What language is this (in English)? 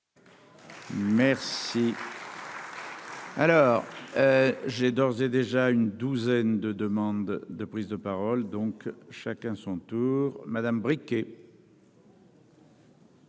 French